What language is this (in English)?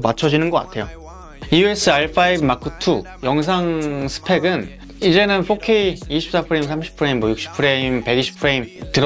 Korean